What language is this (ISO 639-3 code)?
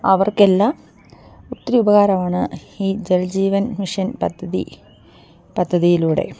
mal